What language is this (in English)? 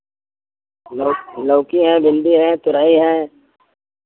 Hindi